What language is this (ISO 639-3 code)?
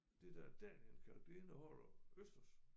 dan